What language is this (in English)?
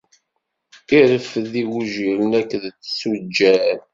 Kabyle